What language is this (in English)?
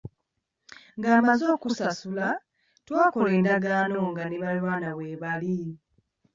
Ganda